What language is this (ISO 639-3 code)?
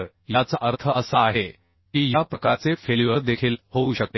mar